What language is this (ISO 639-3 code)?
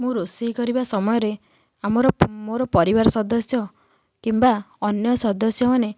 ori